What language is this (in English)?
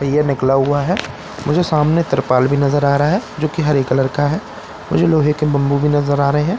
Hindi